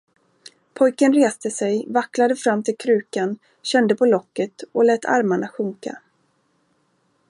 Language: Swedish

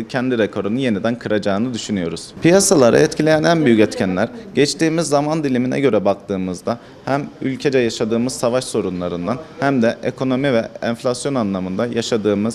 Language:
Turkish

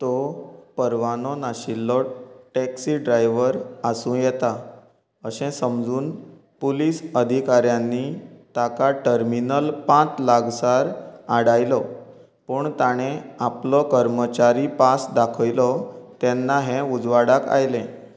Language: Konkani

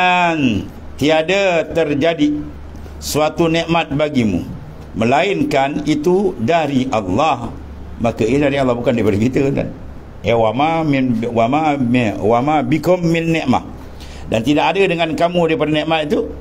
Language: Malay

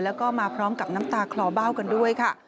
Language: Thai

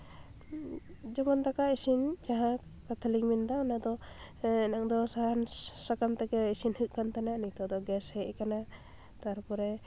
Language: Santali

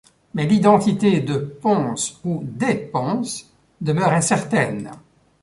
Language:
French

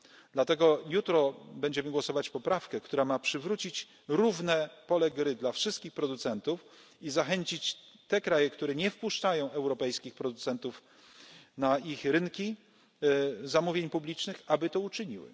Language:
Polish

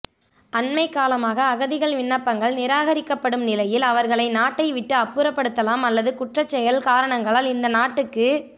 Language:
Tamil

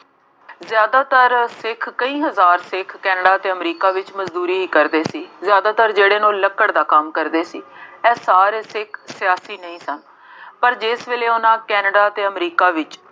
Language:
Punjabi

